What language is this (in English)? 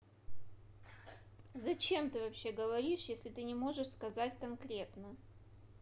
Russian